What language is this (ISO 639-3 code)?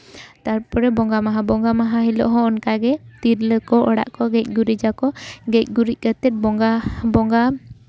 sat